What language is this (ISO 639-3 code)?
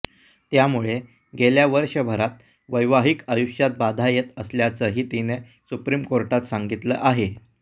mar